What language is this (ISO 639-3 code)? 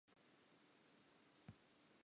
sot